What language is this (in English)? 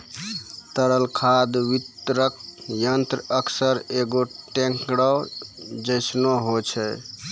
Maithili